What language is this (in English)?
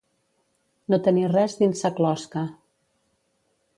Catalan